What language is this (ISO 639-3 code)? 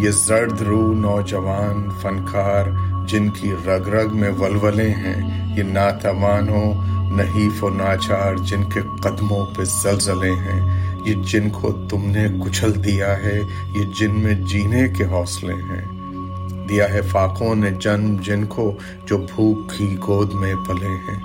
urd